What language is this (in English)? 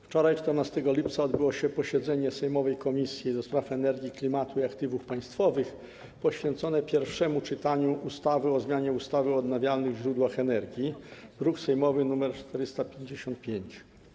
Polish